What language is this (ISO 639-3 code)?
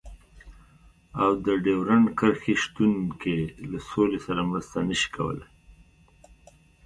pus